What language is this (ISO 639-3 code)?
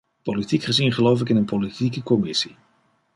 nld